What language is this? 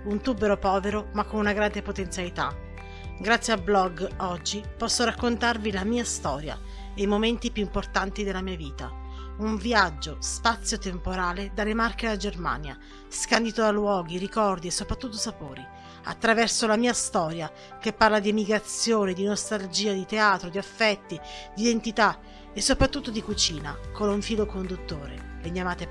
Italian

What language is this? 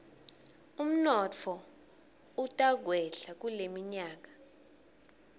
Swati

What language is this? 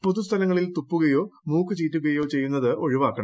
Malayalam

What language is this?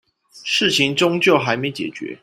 Chinese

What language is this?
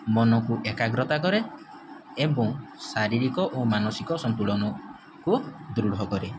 Odia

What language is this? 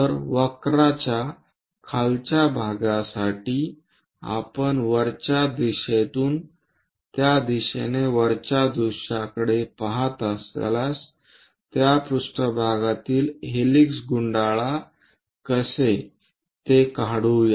Marathi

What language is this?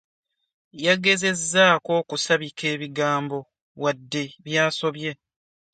Ganda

